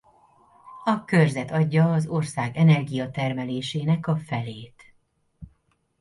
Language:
Hungarian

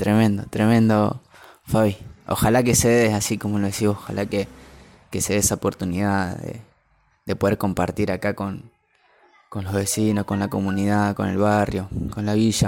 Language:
Spanish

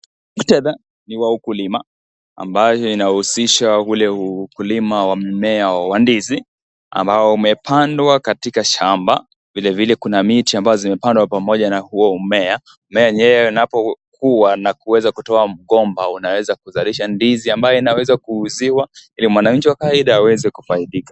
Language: Swahili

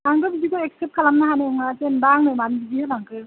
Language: Bodo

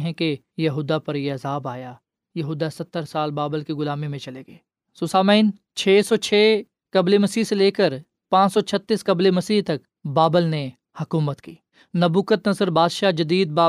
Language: Urdu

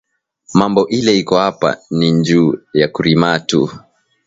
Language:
Swahili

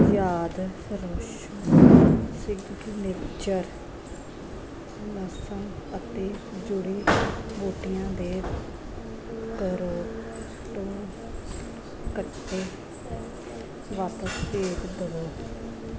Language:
Punjabi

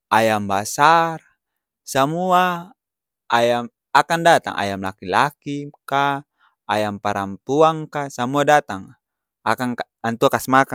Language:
Ambonese Malay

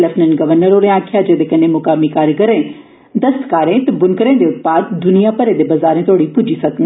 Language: Dogri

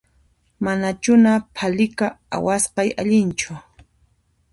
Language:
Puno Quechua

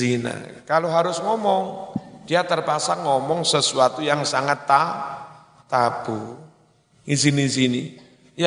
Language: Indonesian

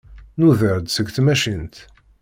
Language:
Kabyle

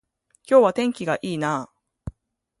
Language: Japanese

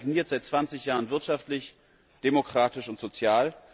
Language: German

